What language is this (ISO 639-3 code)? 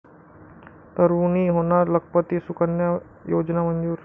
mar